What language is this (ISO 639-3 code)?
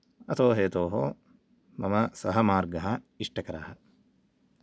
san